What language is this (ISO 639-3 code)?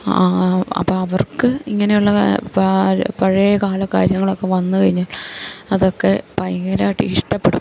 mal